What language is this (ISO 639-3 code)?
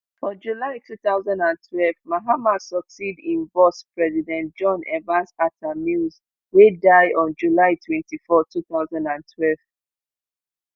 pcm